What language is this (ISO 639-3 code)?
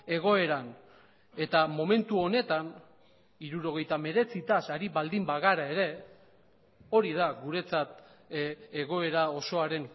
eus